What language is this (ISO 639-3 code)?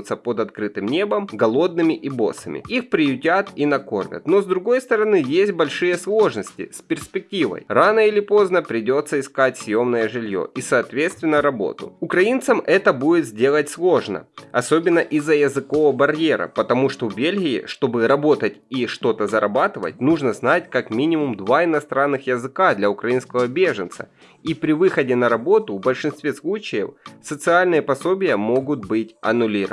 rus